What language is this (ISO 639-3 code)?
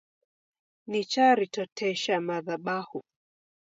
dav